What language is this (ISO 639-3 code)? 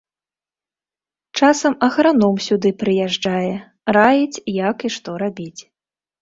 bel